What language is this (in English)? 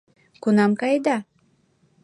Mari